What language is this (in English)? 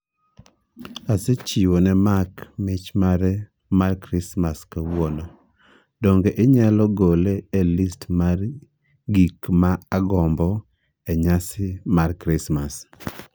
Luo (Kenya and Tanzania)